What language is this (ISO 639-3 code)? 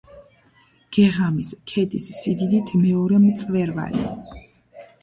kat